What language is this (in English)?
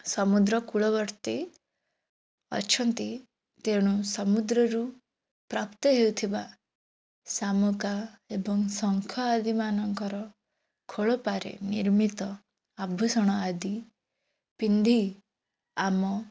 Odia